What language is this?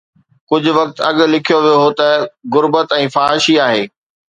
Sindhi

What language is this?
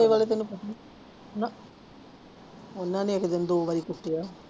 Punjabi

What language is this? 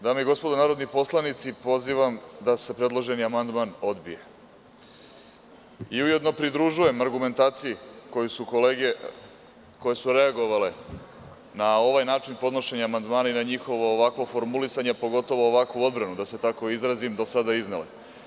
Serbian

